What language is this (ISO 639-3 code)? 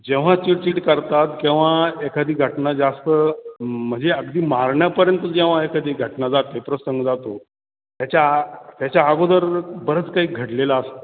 mar